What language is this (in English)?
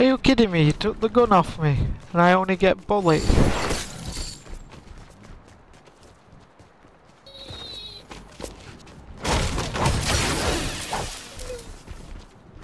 English